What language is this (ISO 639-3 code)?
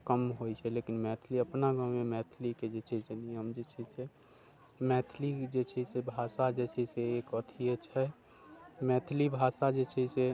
mai